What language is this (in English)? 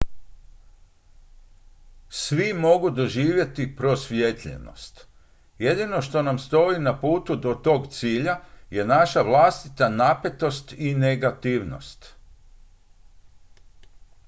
Croatian